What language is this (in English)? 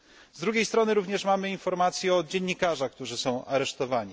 Polish